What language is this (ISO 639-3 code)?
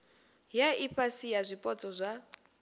ven